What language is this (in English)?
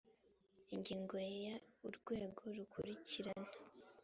Kinyarwanda